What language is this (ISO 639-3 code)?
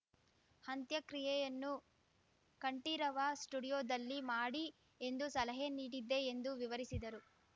kan